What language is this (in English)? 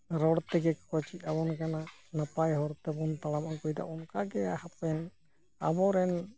Santali